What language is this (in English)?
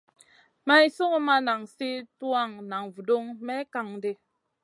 Masana